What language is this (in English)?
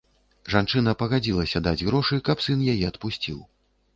Belarusian